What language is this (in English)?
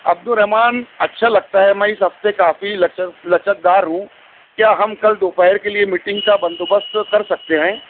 Urdu